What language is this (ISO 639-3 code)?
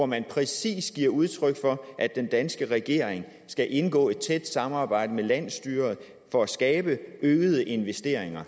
dan